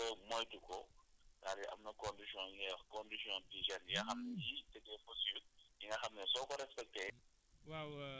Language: Wolof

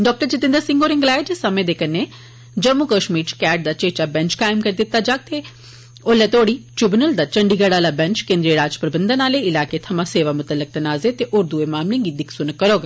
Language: Dogri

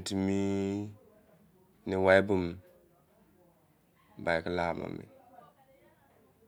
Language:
Izon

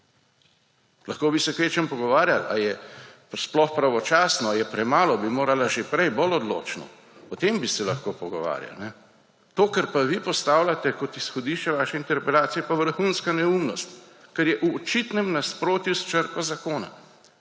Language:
Slovenian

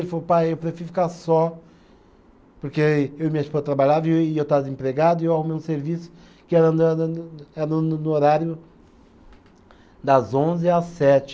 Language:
Portuguese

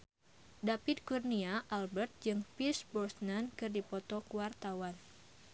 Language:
Sundanese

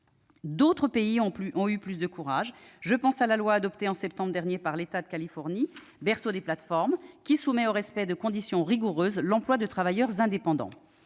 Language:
French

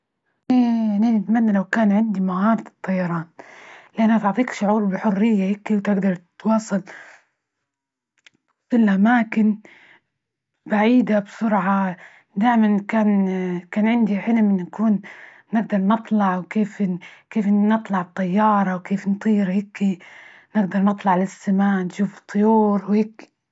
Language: Libyan Arabic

